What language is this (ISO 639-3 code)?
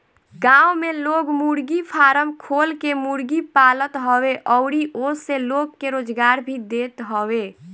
bho